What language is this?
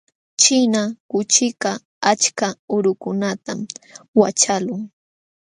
Jauja Wanca Quechua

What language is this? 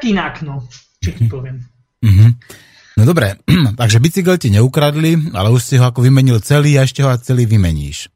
Slovak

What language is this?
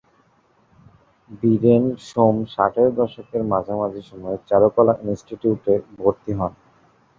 Bangla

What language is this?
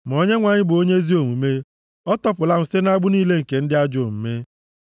Igbo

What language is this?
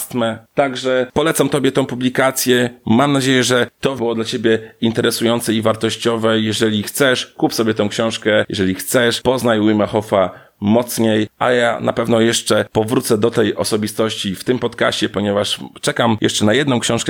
Polish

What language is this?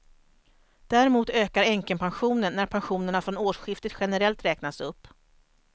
Swedish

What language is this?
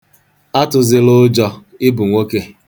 Igbo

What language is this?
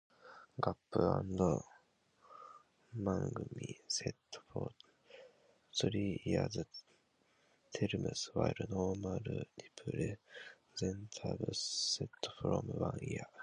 English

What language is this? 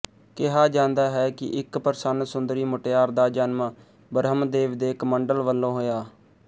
Punjabi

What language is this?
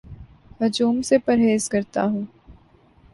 Urdu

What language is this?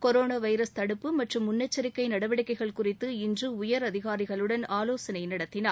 Tamil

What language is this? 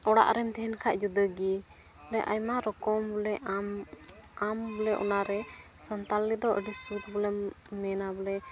Santali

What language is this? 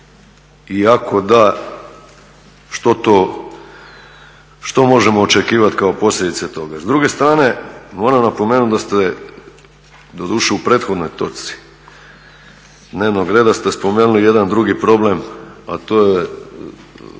Croatian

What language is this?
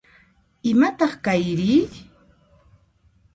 Puno Quechua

